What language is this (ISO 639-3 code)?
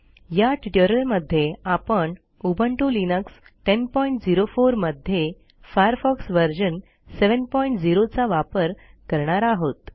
mar